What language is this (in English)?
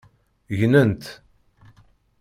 Kabyle